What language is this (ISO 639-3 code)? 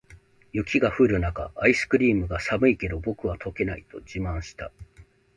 jpn